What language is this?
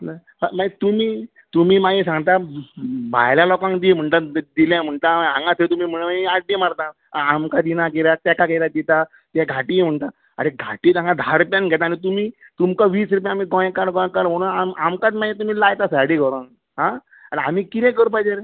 Konkani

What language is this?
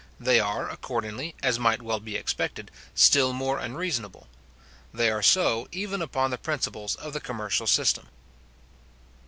English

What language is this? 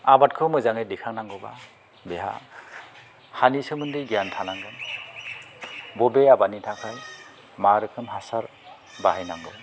Bodo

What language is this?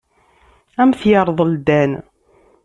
Kabyle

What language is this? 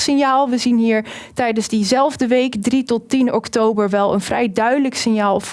Dutch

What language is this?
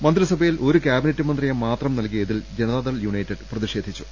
Malayalam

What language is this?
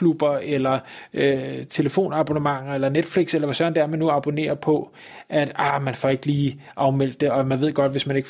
Danish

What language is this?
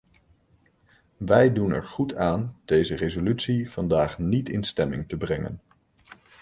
Dutch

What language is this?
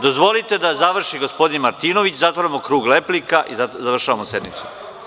Serbian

